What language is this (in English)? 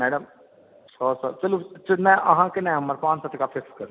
Maithili